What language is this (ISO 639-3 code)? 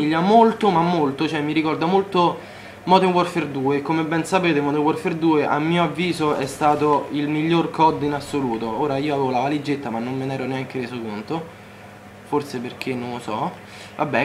ita